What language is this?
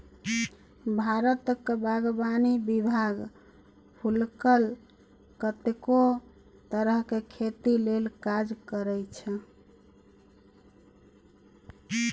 Maithili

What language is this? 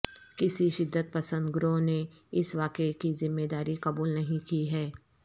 Urdu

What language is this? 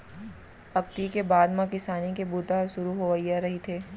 Chhattisgarhi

